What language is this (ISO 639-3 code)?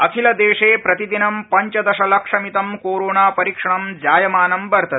san